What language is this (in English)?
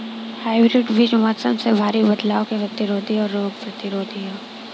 Bhojpuri